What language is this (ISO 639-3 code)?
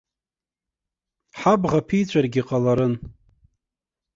abk